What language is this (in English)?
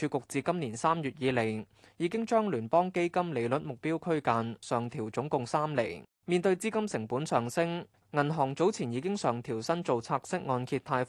Chinese